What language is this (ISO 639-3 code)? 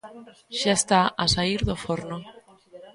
glg